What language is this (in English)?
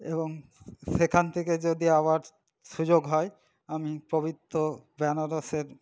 Bangla